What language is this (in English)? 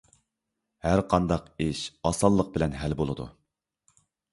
Uyghur